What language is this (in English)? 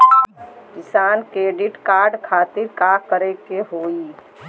Bhojpuri